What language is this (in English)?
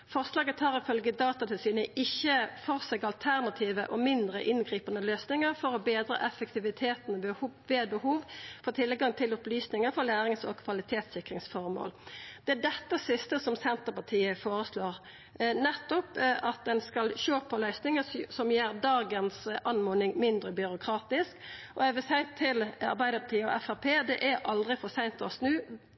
Norwegian Nynorsk